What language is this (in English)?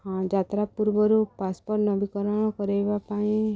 Odia